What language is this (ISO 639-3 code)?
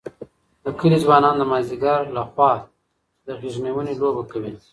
pus